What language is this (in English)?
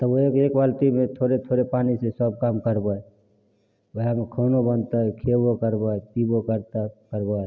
Maithili